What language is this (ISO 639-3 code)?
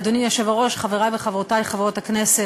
heb